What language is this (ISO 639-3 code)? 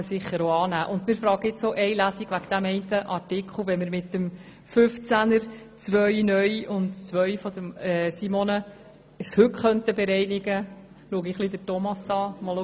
gsw